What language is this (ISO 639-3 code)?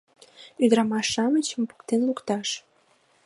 chm